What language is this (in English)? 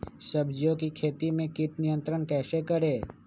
Magahi